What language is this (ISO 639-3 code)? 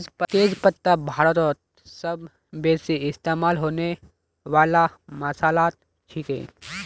mag